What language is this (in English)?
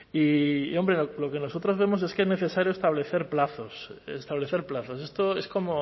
Spanish